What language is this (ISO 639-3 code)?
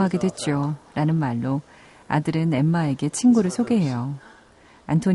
kor